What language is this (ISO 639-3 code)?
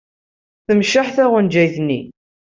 kab